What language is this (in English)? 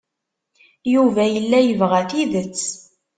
Kabyle